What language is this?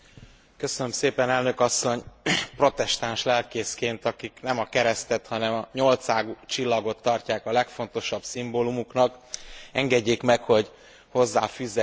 Hungarian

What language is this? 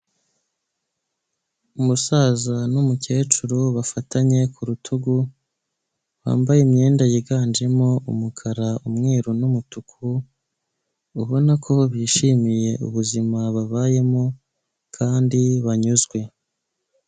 Kinyarwanda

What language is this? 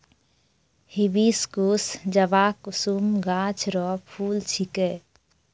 Maithili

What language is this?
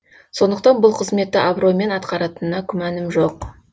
Kazakh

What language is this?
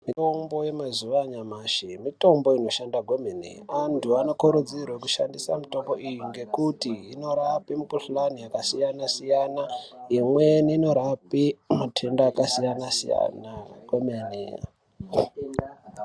Ndau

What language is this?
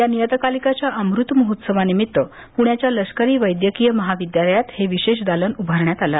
Marathi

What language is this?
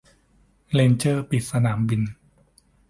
Thai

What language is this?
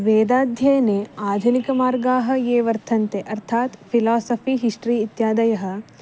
Sanskrit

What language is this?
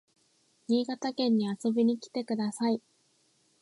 Japanese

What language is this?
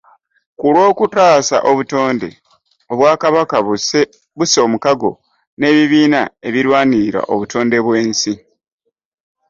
Ganda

